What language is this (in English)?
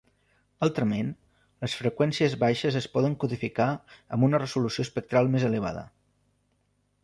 Catalan